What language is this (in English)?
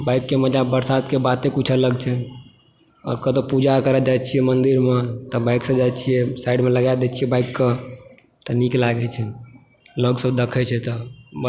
Maithili